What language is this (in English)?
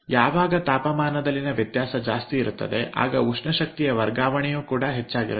Kannada